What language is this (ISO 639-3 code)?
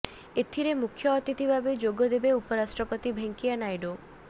ori